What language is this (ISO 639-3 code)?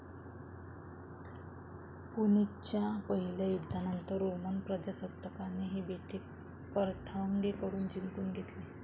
mar